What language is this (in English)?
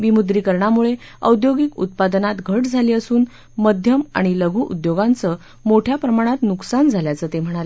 Marathi